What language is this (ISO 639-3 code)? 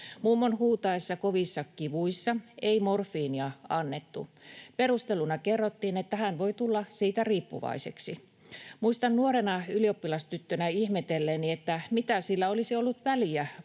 fin